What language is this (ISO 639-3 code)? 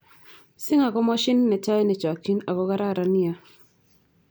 kln